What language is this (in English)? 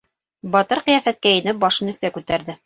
Bashkir